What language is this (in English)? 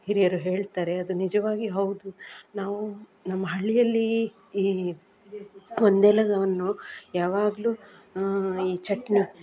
Kannada